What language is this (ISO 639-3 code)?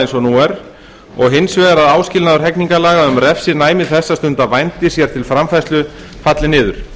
isl